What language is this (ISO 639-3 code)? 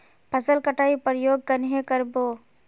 mag